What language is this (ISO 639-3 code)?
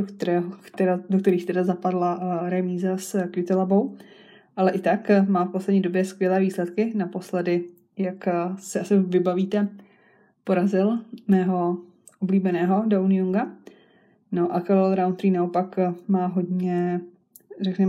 ces